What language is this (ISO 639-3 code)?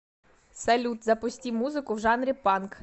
rus